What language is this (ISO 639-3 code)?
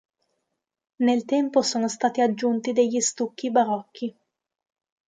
ita